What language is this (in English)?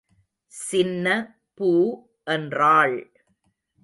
Tamil